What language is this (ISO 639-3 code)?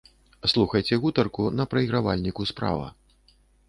bel